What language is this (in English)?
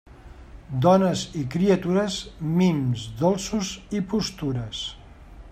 Catalan